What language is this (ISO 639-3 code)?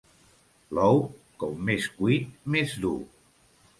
cat